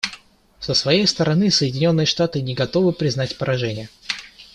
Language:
Russian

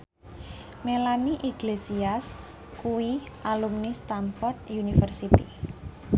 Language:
Javanese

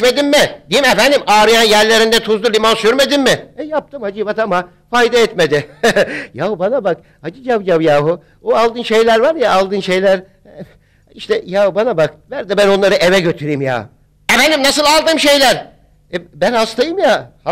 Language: Turkish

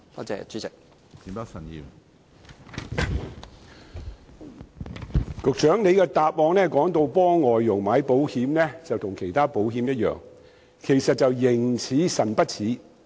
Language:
Cantonese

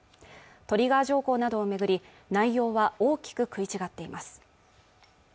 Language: Japanese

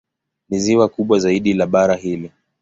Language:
Swahili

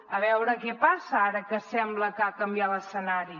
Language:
Catalan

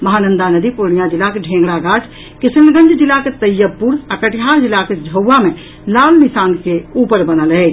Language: Maithili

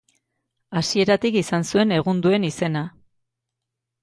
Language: Basque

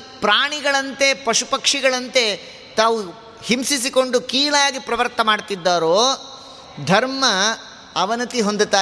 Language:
Kannada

